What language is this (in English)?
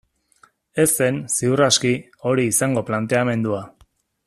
Basque